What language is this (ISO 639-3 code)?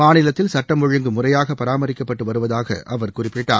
tam